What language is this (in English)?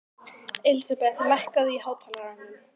Icelandic